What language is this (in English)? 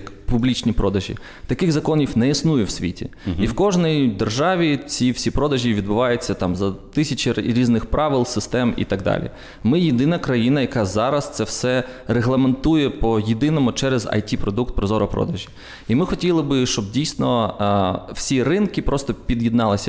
Ukrainian